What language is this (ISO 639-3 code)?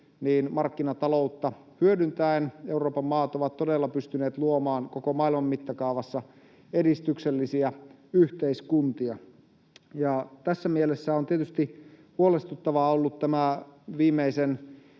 fin